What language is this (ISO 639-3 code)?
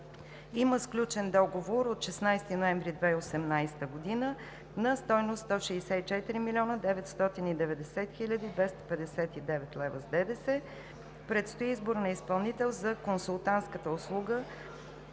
bul